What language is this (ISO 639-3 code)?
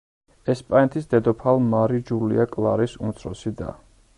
kat